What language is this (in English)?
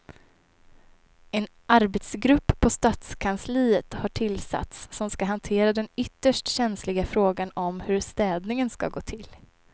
Swedish